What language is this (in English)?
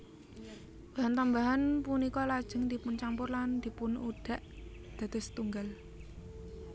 Javanese